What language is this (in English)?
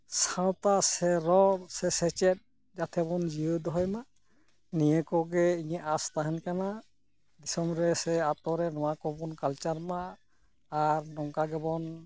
Santali